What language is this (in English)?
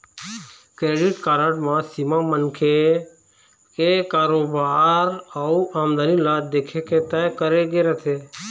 Chhattisgarhi